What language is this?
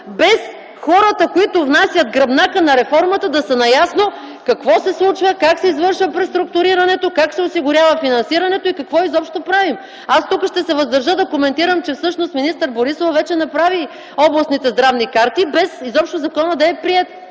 Bulgarian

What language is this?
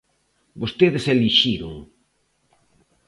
Galician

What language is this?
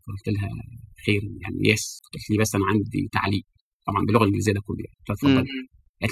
Arabic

